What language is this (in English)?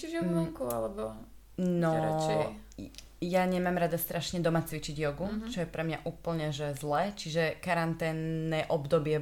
Slovak